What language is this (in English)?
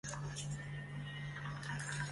Chinese